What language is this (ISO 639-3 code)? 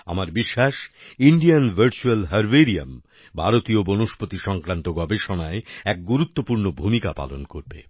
ben